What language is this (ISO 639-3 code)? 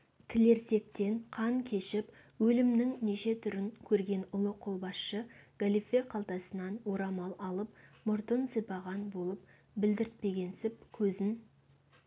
kaz